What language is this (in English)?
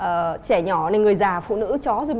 Vietnamese